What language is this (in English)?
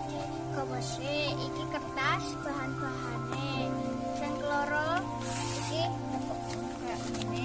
Indonesian